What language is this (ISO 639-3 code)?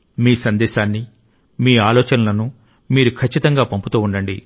tel